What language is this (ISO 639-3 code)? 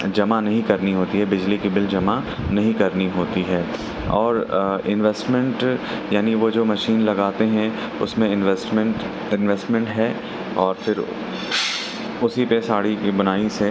urd